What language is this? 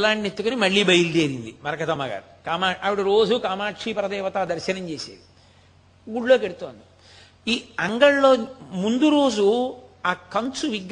Telugu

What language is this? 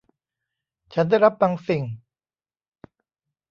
Thai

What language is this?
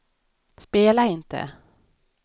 Swedish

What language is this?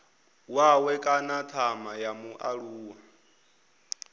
Venda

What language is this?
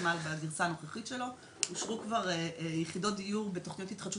Hebrew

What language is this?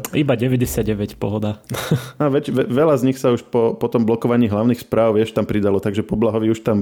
Slovak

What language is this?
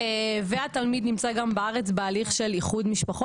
Hebrew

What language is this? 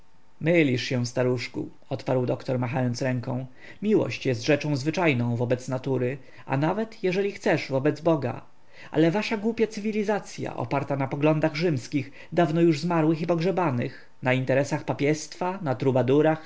Polish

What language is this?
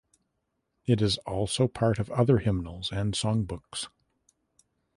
English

